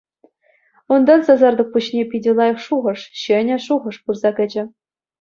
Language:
Chuvash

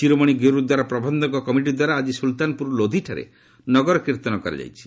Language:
Odia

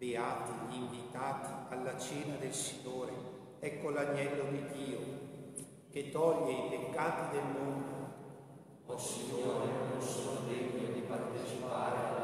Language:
Italian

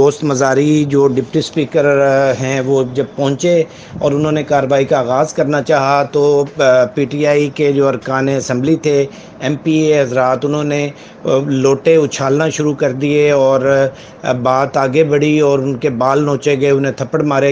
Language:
Urdu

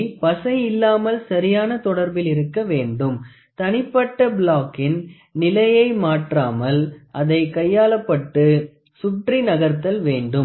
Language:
Tamil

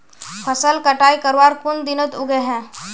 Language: Magahi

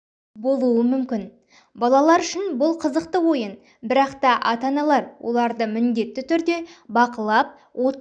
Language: Kazakh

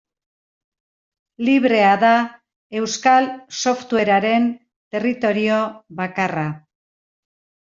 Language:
Basque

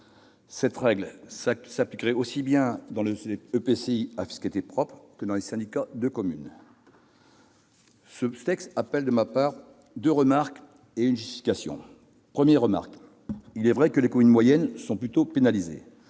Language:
French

